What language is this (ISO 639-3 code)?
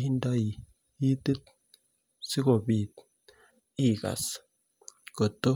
kln